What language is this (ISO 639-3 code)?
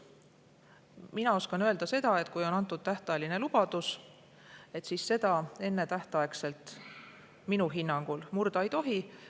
est